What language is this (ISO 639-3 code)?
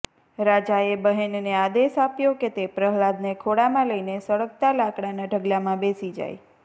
guj